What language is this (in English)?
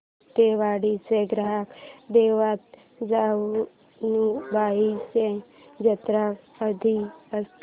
Marathi